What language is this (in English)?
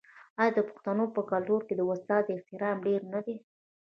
Pashto